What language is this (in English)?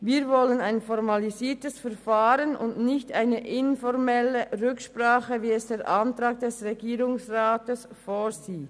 Swiss German